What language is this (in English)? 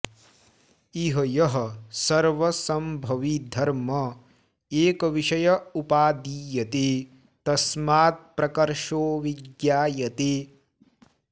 Sanskrit